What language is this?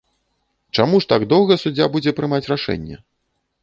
Belarusian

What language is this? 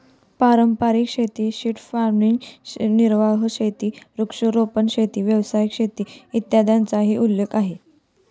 Marathi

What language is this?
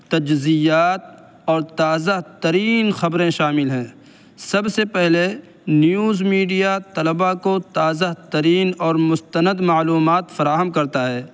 Urdu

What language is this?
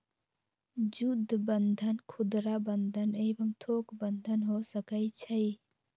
Magahi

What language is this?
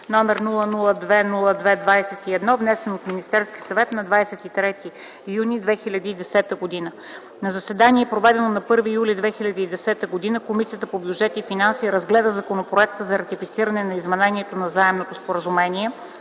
Bulgarian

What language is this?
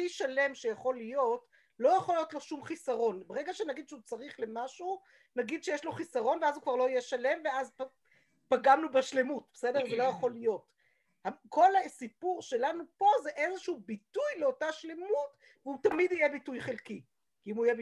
Hebrew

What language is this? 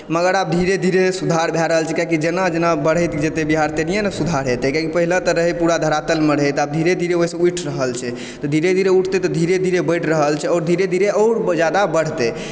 Maithili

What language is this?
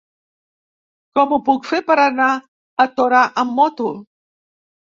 Catalan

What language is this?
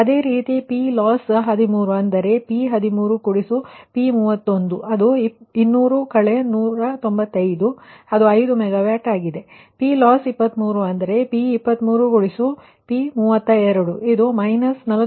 Kannada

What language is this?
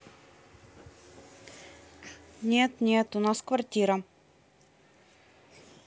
Russian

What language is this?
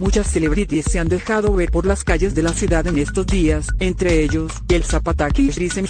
Spanish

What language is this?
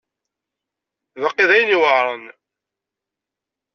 Kabyle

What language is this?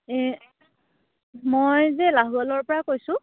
Assamese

